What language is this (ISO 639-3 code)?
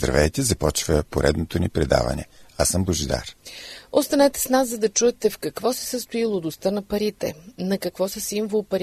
bul